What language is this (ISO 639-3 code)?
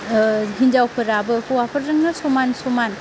brx